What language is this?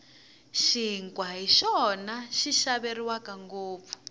Tsonga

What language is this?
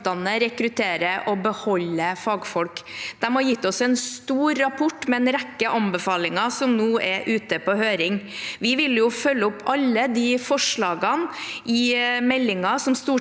Norwegian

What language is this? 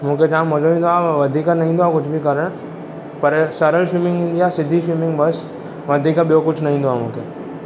Sindhi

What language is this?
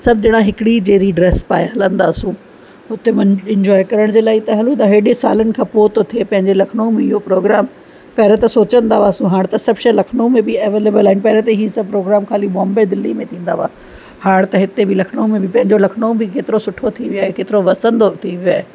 Sindhi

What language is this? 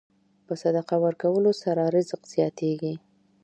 Pashto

